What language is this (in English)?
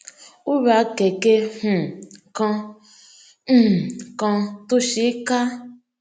Yoruba